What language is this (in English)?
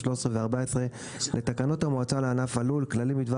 Hebrew